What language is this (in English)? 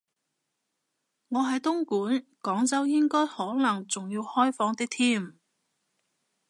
Cantonese